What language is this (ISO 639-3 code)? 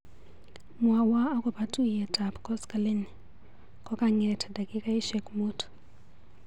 kln